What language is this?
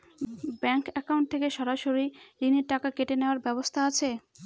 Bangla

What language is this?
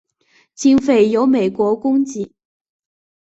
Chinese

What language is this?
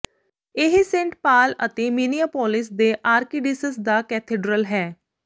Punjabi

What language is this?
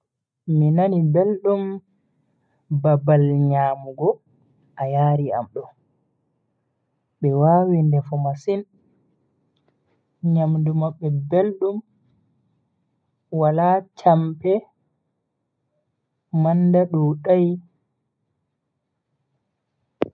Bagirmi Fulfulde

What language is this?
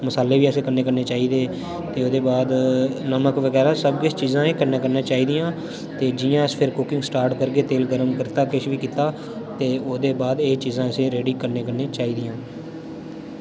Dogri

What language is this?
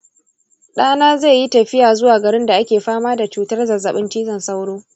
Hausa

